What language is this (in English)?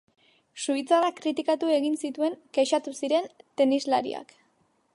Basque